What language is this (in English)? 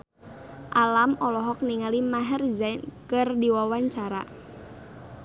Sundanese